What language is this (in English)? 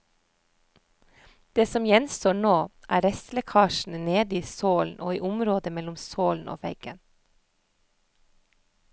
Norwegian